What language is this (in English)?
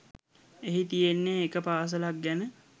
Sinhala